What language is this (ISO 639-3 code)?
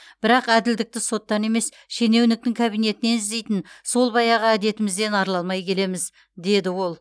kaz